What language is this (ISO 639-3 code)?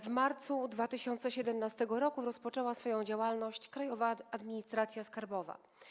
pol